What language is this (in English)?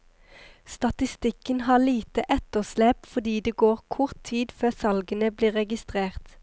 Norwegian